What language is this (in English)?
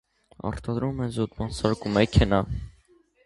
Armenian